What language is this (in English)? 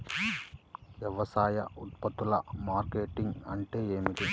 Telugu